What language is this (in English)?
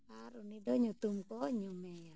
Santali